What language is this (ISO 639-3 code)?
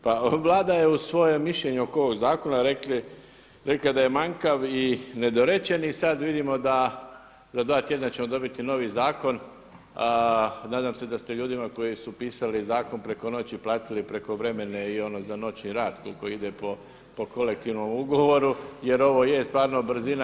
hrv